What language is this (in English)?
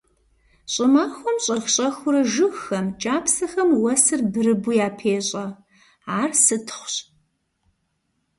Kabardian